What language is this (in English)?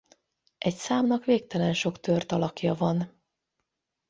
Hungarian